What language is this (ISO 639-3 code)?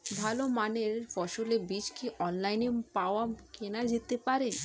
ben